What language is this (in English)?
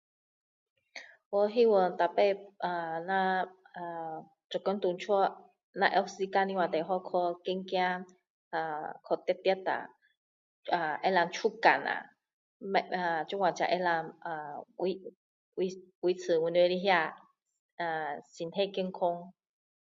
Min Dong Chinese